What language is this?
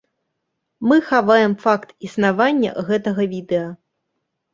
Belarusian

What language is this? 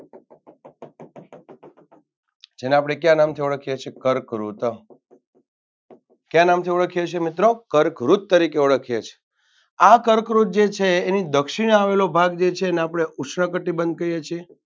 Gujarati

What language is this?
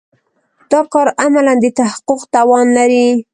Pashto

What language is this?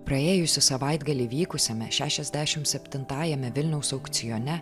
Lithuanian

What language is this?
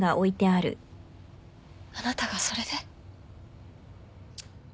Japanese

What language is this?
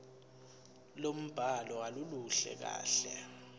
Zulu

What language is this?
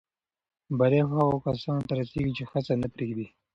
Pashto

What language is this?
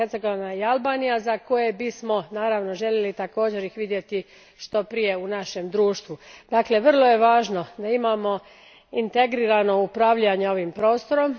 Croatian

